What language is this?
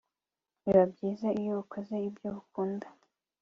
Kinyarwanda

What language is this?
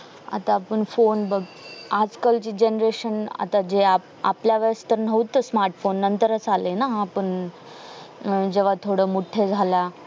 Marathi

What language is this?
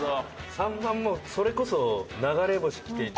Japanese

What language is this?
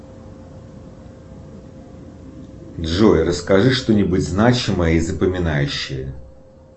Russian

